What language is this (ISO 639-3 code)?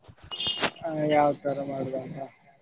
kan